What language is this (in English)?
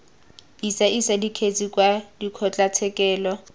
Tswana